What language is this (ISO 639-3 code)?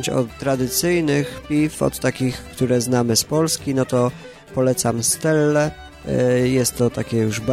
pol